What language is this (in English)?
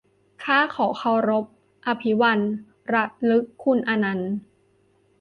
Thai